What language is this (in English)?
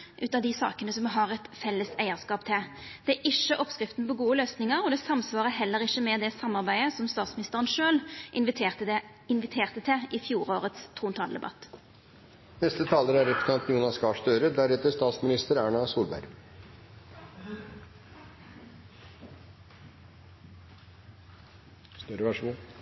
Norwegian